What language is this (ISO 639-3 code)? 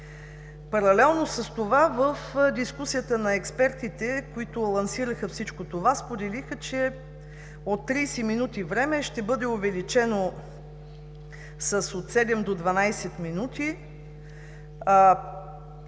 bul